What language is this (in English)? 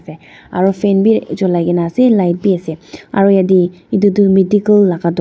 Naga Pidgin